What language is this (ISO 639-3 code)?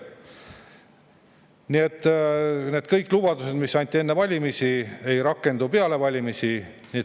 est